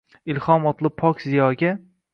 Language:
Uzbek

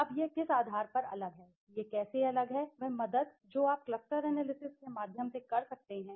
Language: Hindi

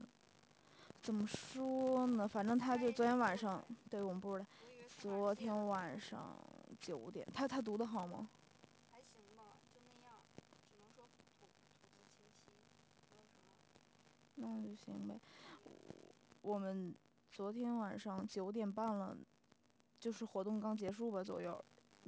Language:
Chinese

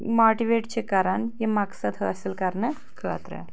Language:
Kashmiri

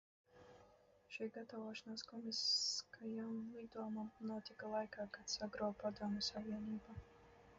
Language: Latvian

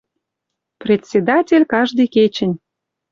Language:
Western Mari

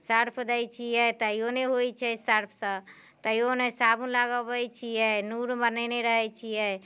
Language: Maithili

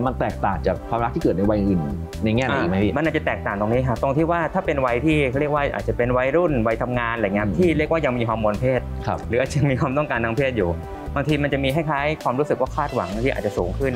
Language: Thai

